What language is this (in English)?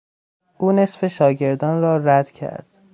Persian